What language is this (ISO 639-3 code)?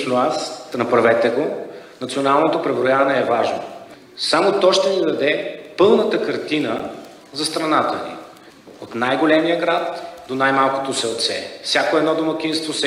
bul